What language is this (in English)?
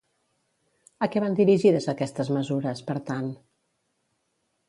Catalan